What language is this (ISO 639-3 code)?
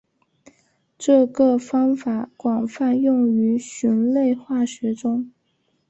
zho